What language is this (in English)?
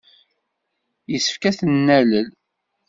Kabyle